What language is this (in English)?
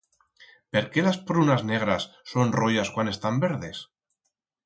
Aragonese